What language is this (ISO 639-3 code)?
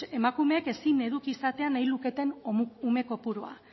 eus